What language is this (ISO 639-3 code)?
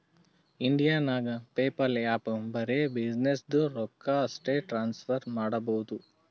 kan